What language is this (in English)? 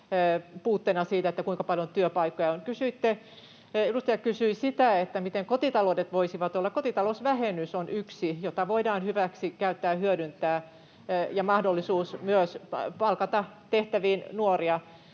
Finnish